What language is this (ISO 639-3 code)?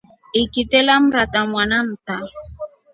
rof